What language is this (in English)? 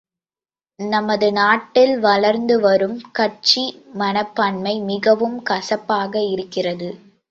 Tamil